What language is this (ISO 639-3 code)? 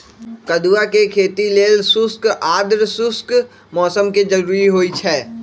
mag